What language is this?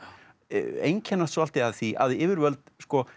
Icelandic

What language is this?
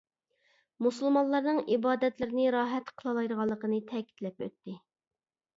Uyghur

